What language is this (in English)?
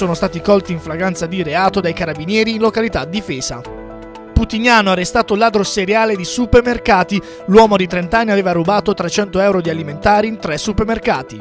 Italian